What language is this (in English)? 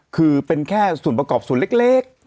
Thai